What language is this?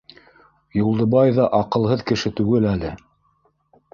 Bashkir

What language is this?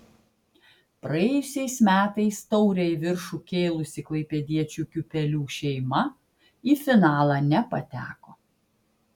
Lithuanian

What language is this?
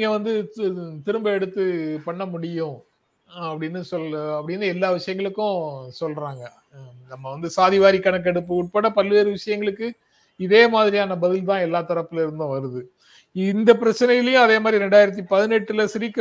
Tamil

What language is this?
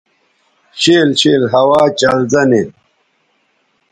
Bateri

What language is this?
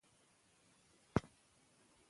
Pashto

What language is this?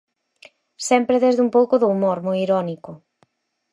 Galician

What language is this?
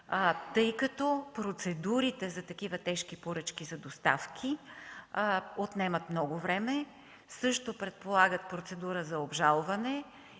Bulgarian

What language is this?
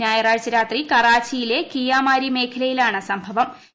Malayalam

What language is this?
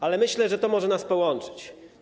Polish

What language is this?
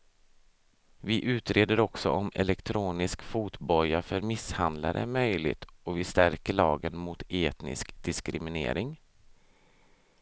Swedish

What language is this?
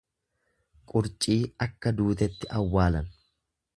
Oromo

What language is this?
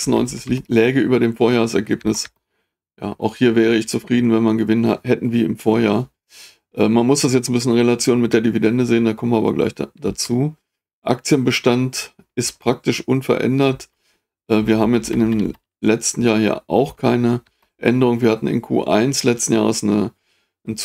German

